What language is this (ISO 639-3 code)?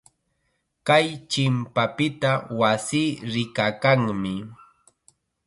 qxa